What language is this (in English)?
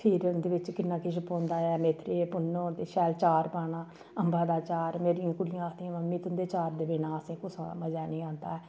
Dogri